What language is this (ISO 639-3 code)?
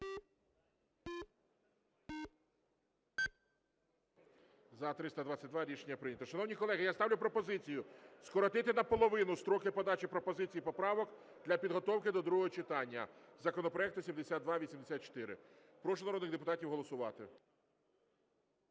ukr